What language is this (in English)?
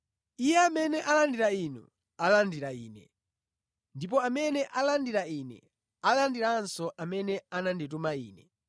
Nyanja